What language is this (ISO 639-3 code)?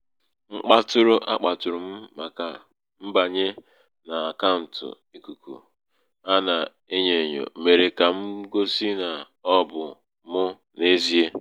ibo